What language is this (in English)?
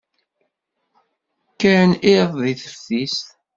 Kabyle